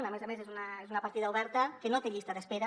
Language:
Catalan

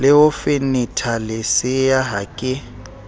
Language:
Southern Sotho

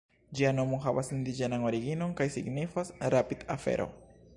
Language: Esperanto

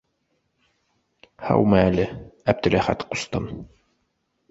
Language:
Bashkir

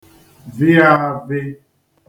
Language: Igbo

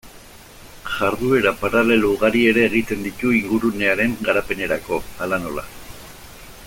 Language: Basque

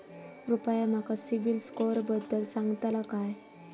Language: Marathi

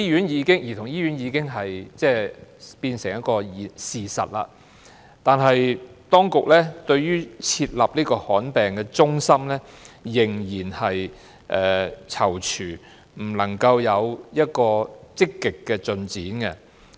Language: Cantonese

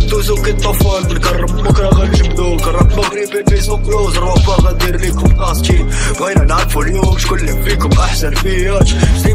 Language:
Arabic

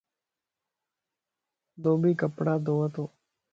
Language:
Lasi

